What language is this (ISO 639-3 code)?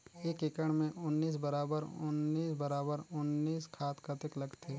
hne